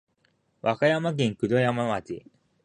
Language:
Japanese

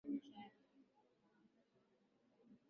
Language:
Swahili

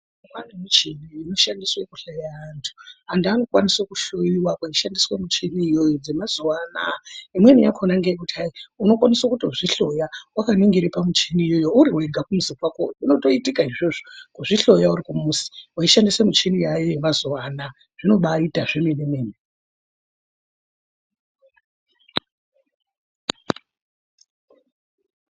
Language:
Ndau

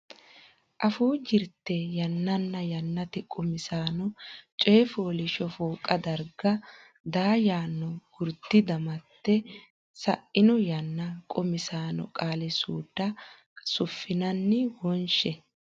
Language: Sidamo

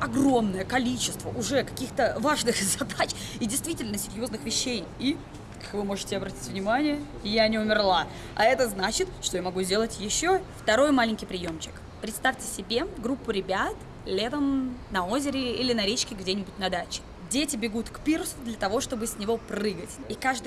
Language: Russian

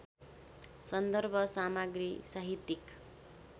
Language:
Nepali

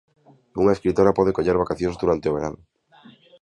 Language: Galician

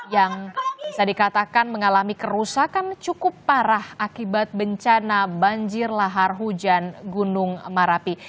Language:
Indonesian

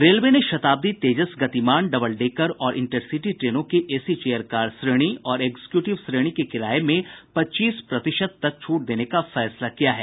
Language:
Hindi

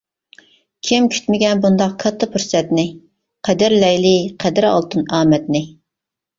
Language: Uyghur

